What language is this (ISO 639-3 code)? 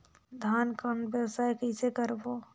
hne